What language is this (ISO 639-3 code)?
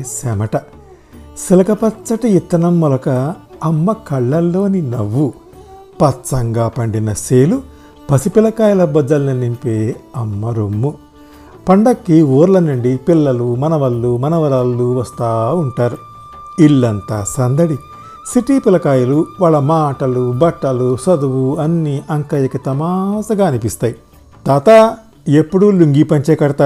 tel